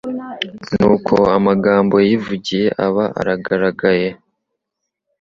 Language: Kinyarwanda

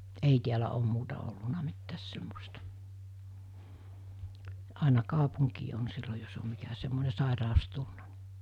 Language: Finnish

